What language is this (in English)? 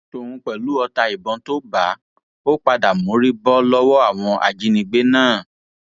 Yoruba